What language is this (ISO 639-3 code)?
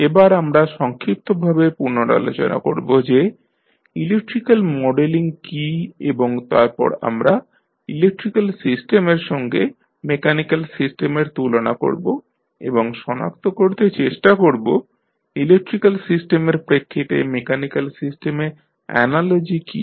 ben